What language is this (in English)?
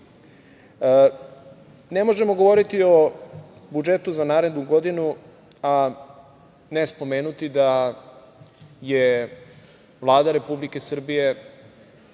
Serbian